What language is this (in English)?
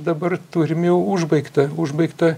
Lithuanian